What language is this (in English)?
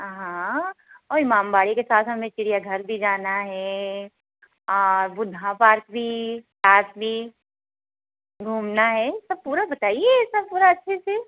Hindi